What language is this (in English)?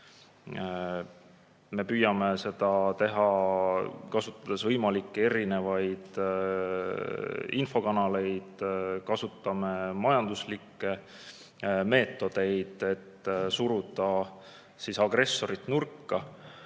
Estonian